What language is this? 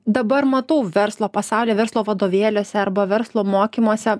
Lithuanian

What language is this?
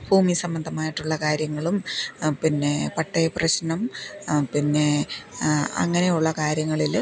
Malayalam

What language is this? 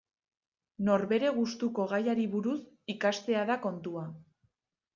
Basque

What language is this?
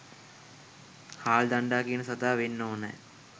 Sinhala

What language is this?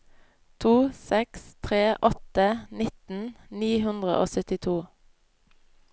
Norwegian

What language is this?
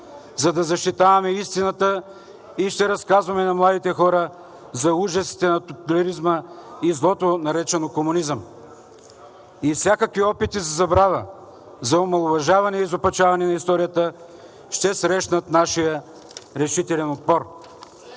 Bulgarian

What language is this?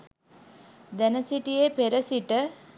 Sinhala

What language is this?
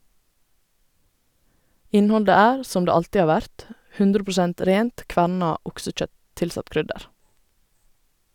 Norwegian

